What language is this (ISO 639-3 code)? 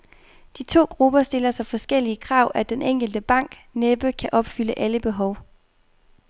dan